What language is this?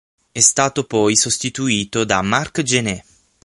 Italian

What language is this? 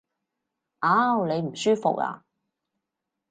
Cantonese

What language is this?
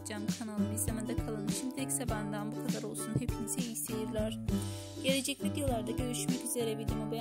Turkish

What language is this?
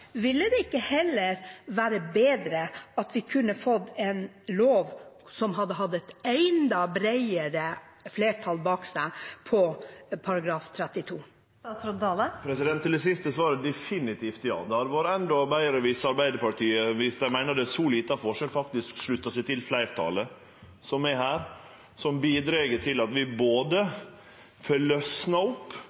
Norwegian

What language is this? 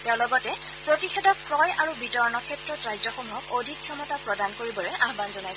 Assamese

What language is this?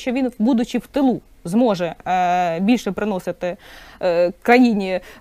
Ukrainian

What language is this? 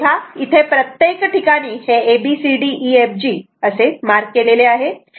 Marathi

